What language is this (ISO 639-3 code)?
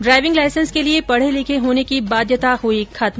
hin